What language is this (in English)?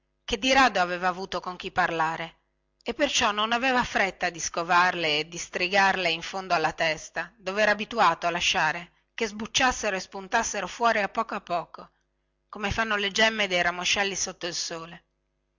Italian